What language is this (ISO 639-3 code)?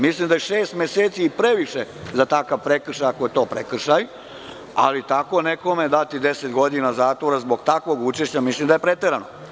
srp